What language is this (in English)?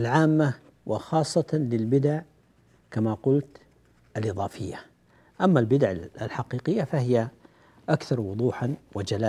Arabic